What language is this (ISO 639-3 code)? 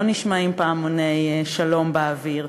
heb